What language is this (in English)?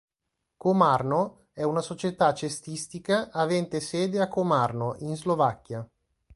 Italian